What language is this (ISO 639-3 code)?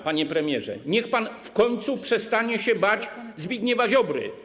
pol